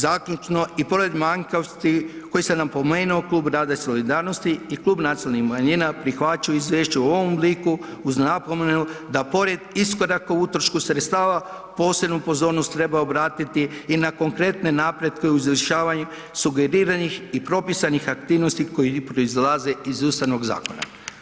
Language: Croatian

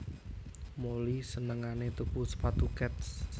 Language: Javanese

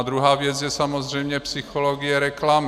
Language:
Czech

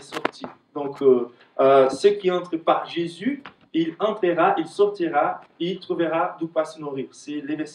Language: French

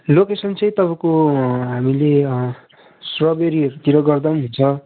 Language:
Nepali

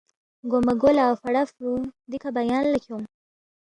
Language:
Balti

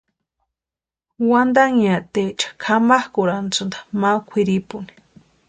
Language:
Western Highland Purepecha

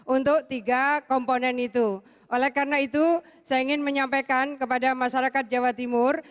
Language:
Indonesian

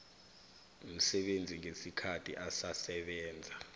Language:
South Ndebele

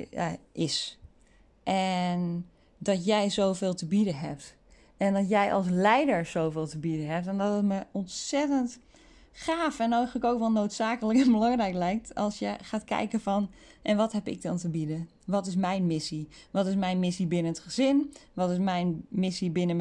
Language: Dutch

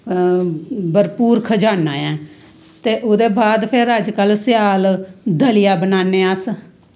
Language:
Dogri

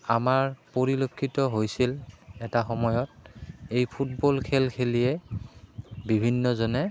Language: Assamese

